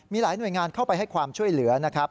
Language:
Thai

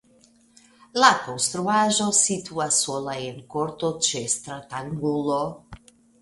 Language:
Esperanto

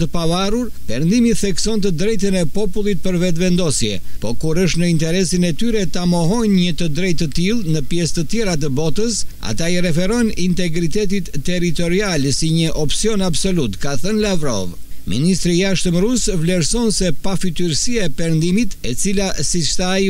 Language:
Romanian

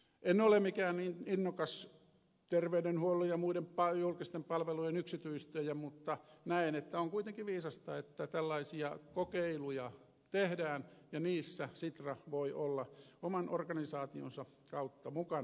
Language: Finnish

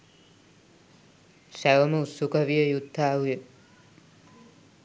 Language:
Sinhala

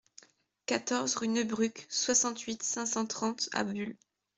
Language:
French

